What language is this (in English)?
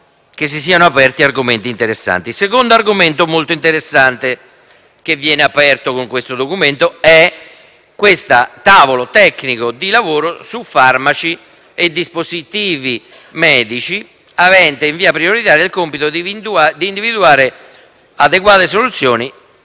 Italian